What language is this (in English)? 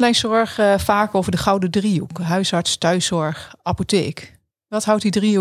Dutch